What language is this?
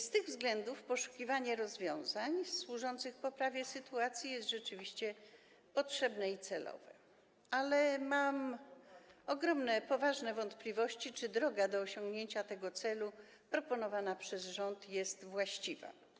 Polish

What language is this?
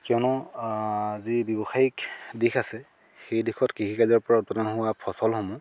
Assamese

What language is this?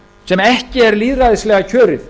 Icelandic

